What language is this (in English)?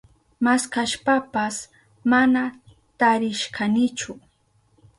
Southern Pastaza Quechua